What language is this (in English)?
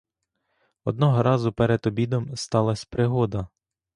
Ukrainian